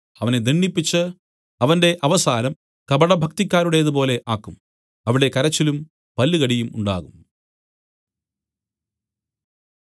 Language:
Malayalam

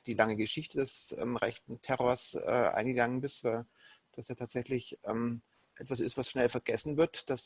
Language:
German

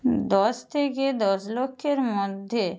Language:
Bangla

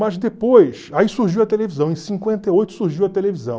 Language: Portuguese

